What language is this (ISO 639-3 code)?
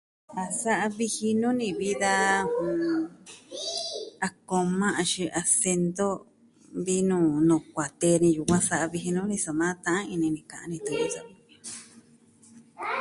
meh